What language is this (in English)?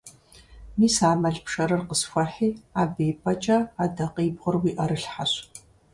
Kabardian